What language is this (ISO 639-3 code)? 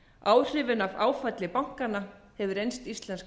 isl